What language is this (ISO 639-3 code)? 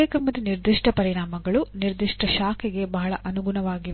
kan